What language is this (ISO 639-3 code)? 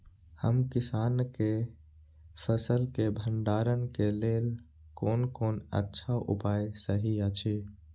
mai